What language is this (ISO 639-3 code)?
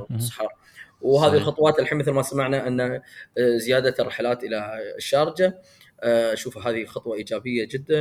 ara